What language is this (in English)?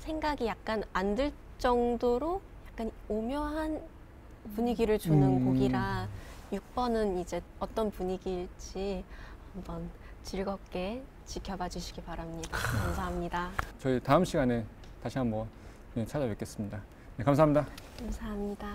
Korean